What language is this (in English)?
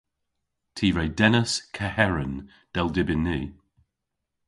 Cornish